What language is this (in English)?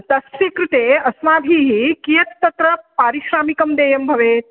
Sanskrit